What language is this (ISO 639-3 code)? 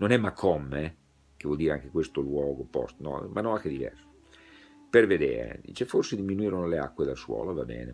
ita